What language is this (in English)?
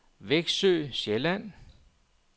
Danish